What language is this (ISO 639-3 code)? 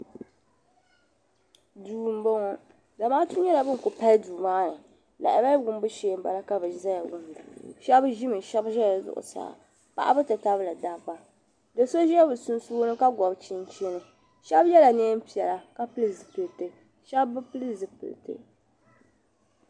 dag